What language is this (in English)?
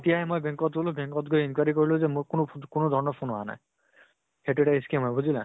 Assamese